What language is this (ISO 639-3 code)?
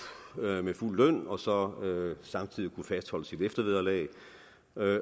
dan